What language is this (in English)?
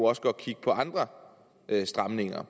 Danish